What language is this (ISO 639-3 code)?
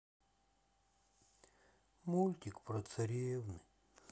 rus